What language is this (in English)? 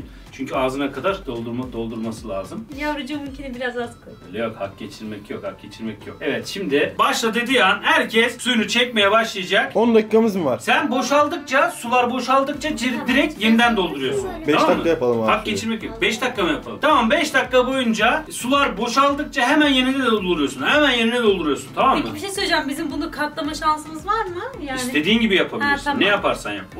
Turkish